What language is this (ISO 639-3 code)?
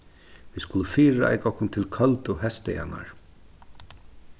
fao